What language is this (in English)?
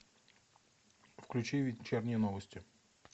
Russian